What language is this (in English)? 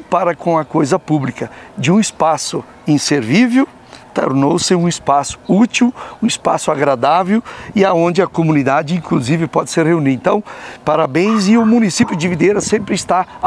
Portuguese